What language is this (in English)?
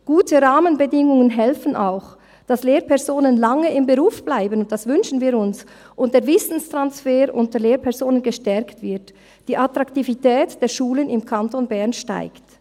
Swiss German